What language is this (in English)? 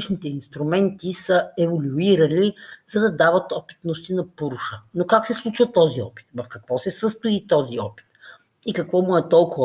Bulgarian